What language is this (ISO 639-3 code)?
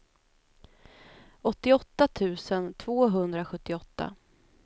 swe